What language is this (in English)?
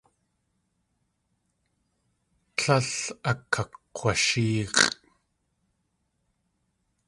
Tlingit